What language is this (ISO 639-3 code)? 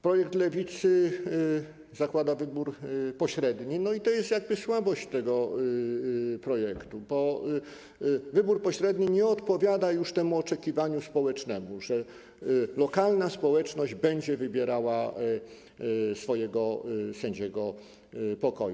pol